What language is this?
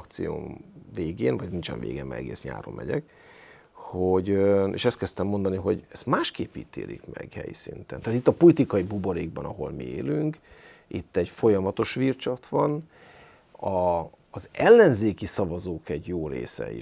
Hungarian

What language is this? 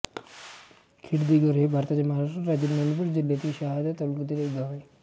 Marathi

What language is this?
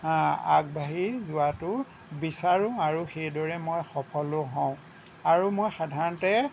Assamese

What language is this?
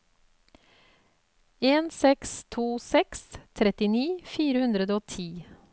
Norwegian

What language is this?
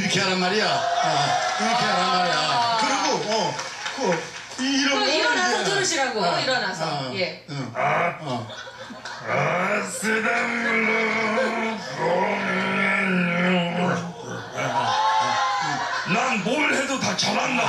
Korean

